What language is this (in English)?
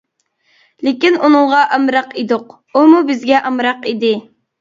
Uyghur